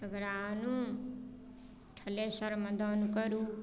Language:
Maithili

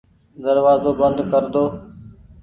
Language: Goaria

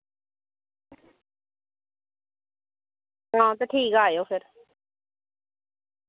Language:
Dogri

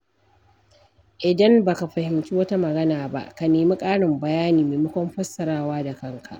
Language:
Hausa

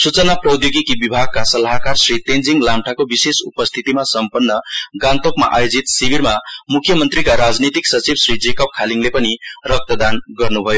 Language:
Nepali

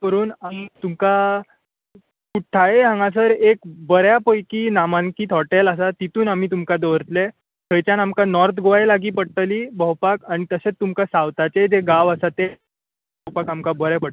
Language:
Konkani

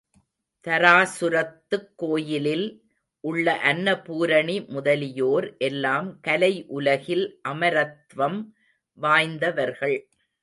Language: Tamil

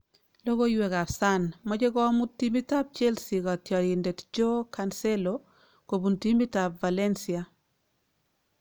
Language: Kalenjin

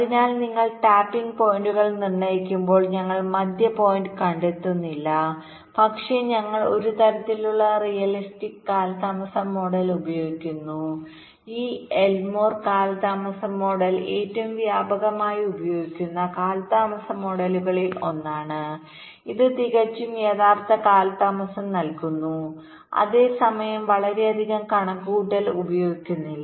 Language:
Malayalam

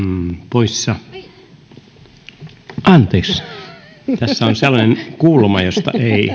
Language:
Finnish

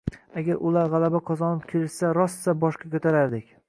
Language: Uzbek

